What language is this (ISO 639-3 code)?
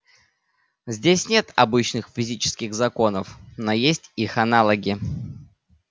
rus